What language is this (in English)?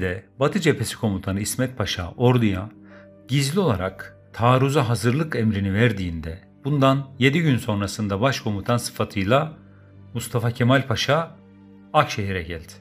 Turkish